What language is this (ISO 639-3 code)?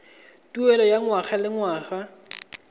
tsn